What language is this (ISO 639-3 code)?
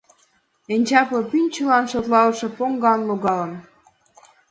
chm